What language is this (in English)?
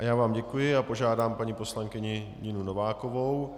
Czech